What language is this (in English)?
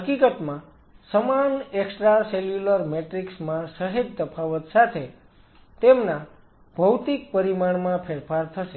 Gujarati